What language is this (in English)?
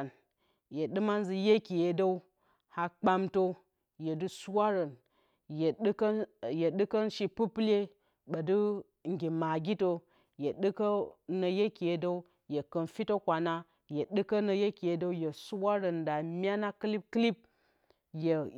Bacama